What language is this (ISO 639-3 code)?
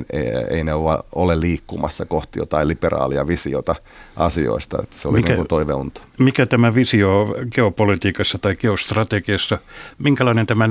fin